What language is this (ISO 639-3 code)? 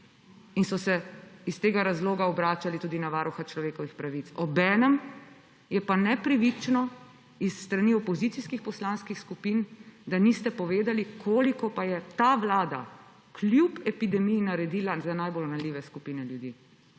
slv